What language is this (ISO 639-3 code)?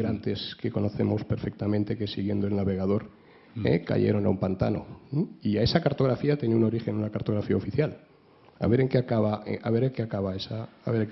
spa